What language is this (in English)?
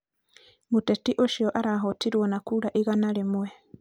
Kikuyu